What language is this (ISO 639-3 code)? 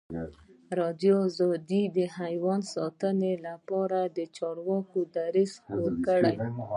pus